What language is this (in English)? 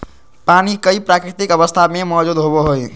Magahi